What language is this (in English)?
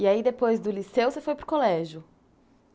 Portuguese